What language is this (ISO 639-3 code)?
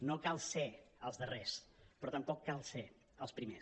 cat